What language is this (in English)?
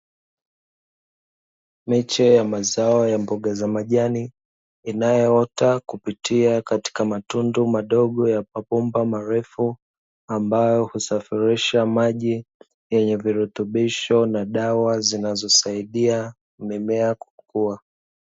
Swahili